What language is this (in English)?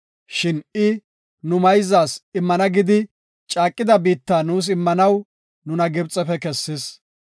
Gofa